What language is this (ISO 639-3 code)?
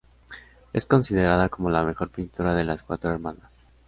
spa